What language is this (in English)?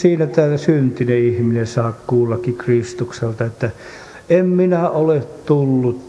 Finnish